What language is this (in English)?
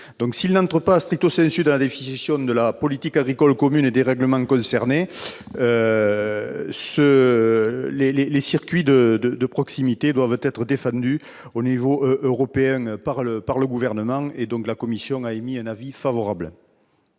French